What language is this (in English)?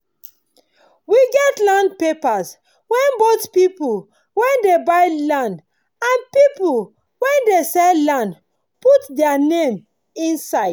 Nigerian Pidgin